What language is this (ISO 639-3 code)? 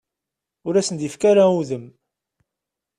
kab